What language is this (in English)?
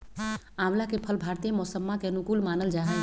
Magahi